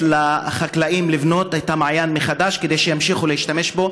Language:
Hebrew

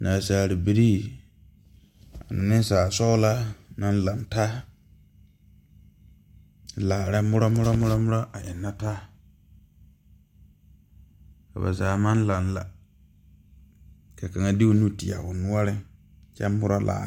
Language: Southern Dagaare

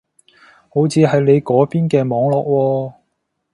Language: Cantonese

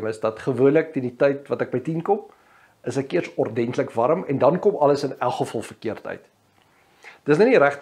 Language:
Dutch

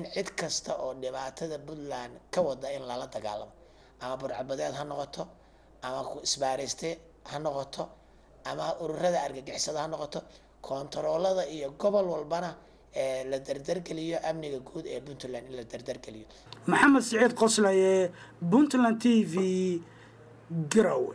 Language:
Arabic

